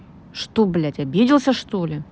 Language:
Russian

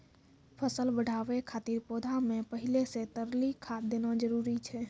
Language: Maithili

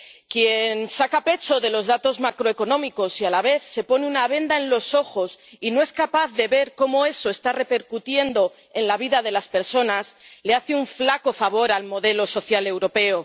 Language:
Spanish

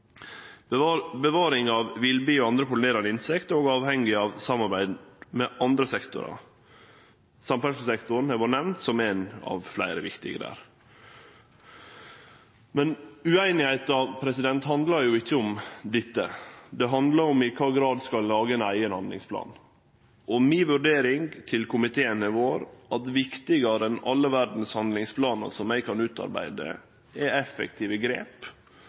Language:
Norwegian Nynorsk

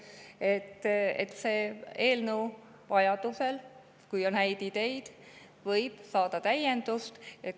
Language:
Estonian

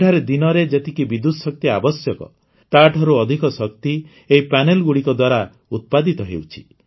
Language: Odia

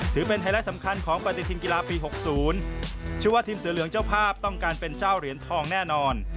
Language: Thai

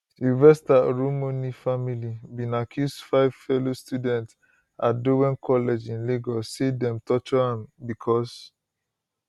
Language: Nigerian Pidgin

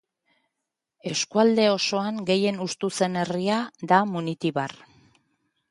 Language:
Basque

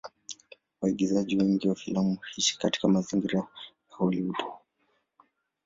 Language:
Swahili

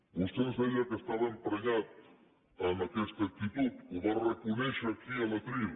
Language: Catalan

